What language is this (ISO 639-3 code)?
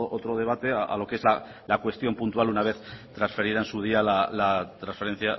spa